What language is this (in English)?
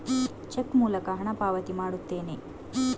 Kannada